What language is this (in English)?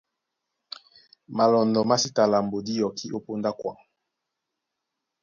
Duala